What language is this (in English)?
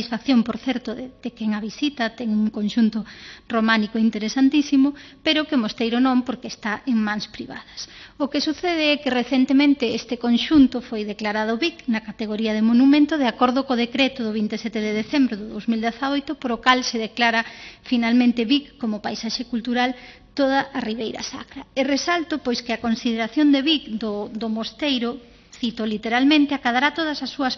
Spanish